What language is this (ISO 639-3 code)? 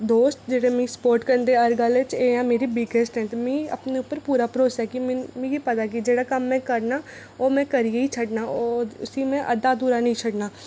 doi